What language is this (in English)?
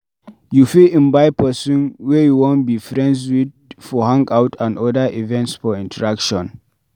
Nigerian Pidgin